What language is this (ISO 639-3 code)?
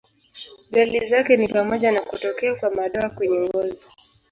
swa